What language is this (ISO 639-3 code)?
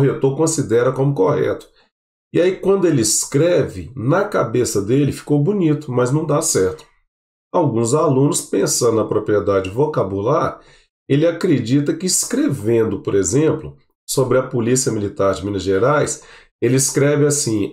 por